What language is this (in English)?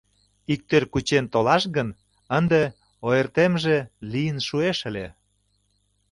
Mari